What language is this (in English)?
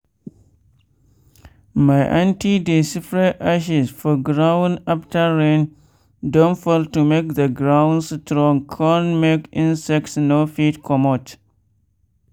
Nigerian Pidgin